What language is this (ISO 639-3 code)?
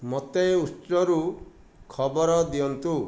ori